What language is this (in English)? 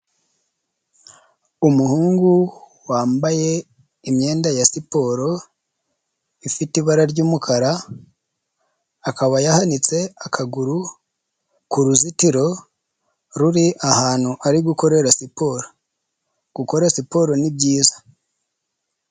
Kinyarwanda